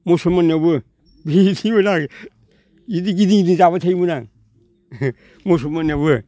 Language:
Bodo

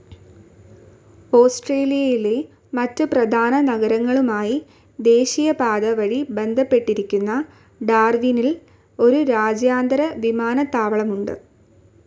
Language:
Malayalam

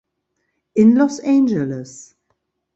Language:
German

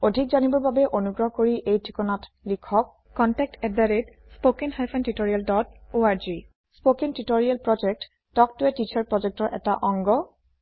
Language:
Assamese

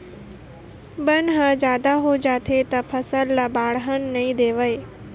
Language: Chhattisgarhi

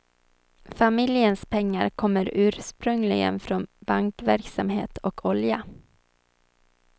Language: Swedish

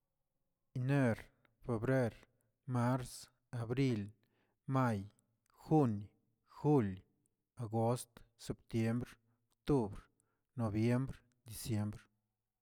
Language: Tilquiapan Zapotec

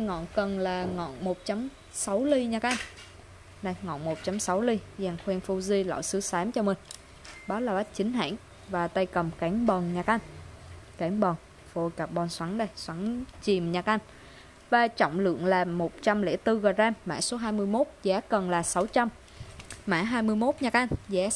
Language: Vietnamese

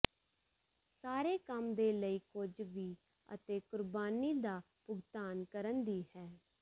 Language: Punjabi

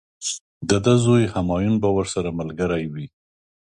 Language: Pashto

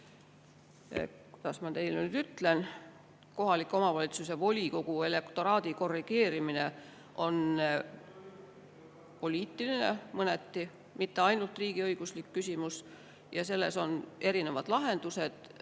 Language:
Estonian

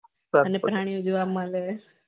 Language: Gujarati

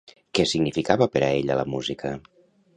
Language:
Catalan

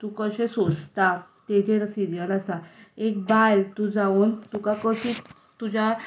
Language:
Konkani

